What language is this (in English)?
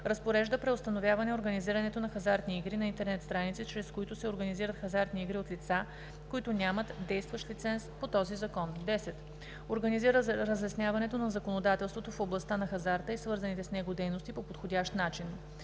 Bulgarian